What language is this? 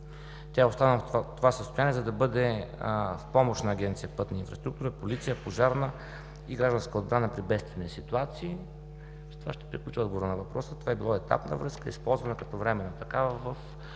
Bulgarian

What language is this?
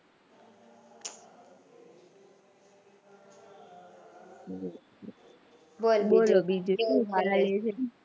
Gujarati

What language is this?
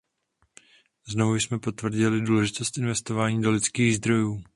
Czech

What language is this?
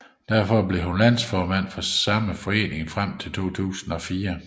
Danish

